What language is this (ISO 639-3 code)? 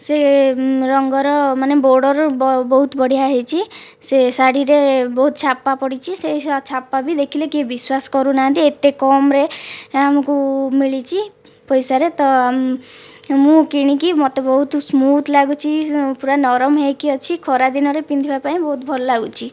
ori